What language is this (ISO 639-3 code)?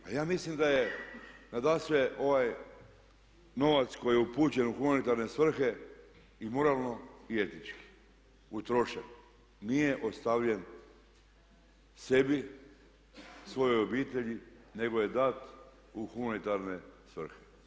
hrv